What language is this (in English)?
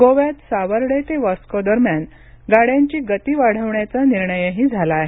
Marathi